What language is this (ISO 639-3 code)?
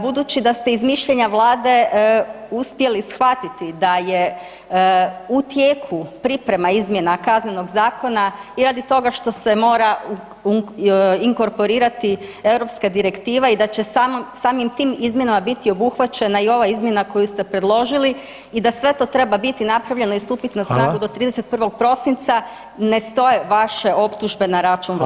hrv